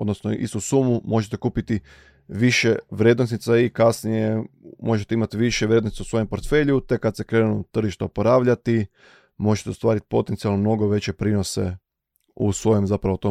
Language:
Croatian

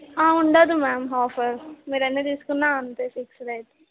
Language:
Telugu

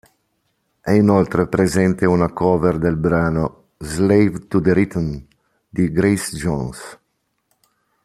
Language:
Italian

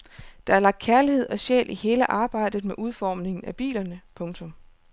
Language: Danish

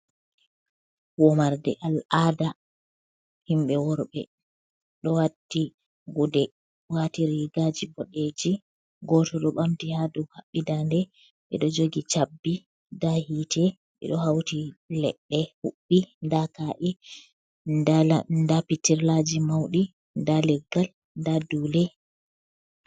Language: Fula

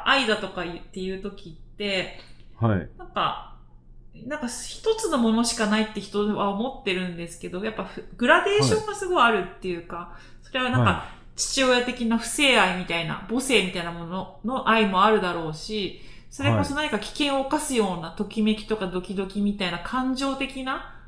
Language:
Japanese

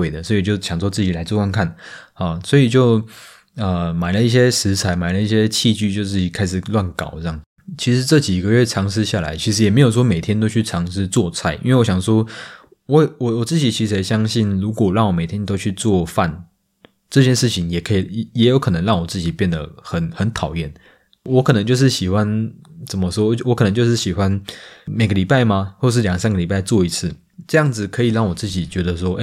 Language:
Chinese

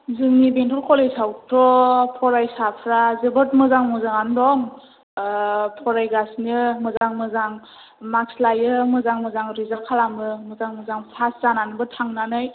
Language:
Bodo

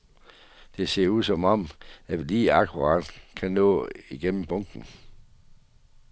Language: Danish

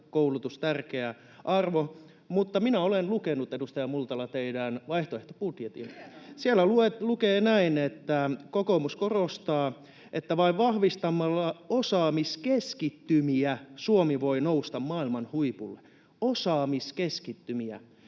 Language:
Finnish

